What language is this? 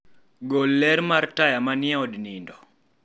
Luo (Kenya and Tanzania)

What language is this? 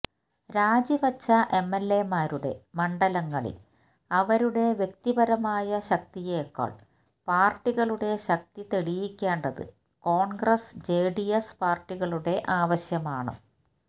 Malayalam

